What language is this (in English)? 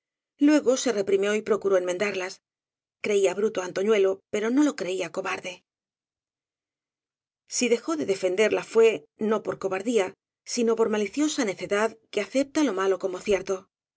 Spanish